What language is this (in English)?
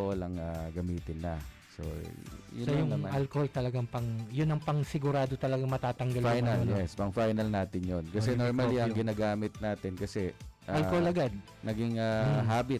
Filipino